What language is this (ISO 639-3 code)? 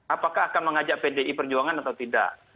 ind